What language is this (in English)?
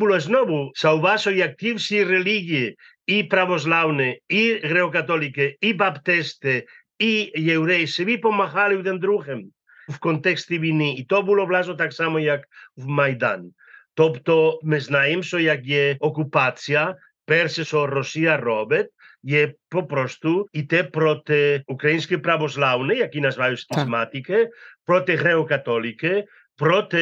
Ukrainian